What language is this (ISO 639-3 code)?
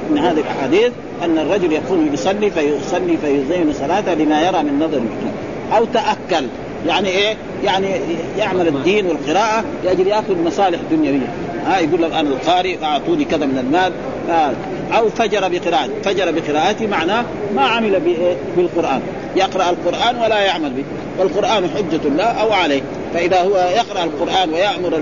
ara